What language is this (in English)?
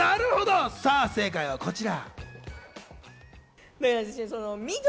Japanese